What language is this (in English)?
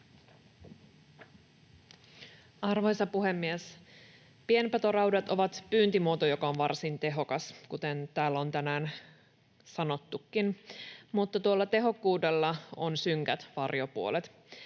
Finnish